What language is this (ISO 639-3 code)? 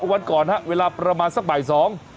tha